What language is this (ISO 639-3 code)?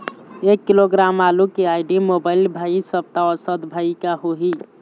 hne